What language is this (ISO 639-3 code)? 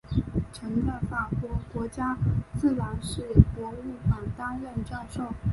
zho